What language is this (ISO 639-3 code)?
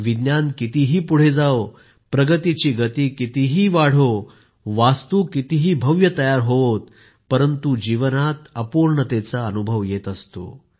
mar